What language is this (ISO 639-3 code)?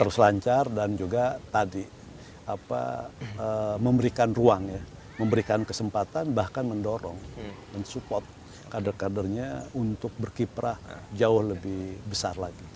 ind